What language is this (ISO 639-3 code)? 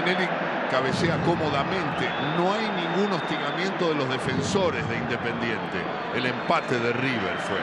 spa